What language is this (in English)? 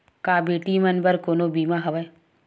Chhattisgarhi